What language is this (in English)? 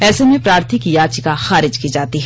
Hindi